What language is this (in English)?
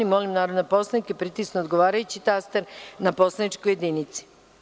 Serbian